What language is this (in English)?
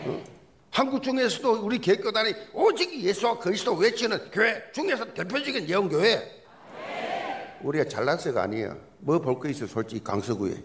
Korean